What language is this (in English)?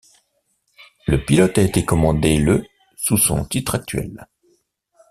French